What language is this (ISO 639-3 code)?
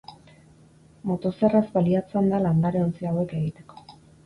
eus